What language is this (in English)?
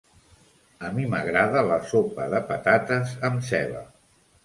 Catalan